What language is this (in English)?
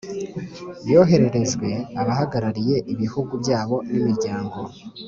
Kinyarwanda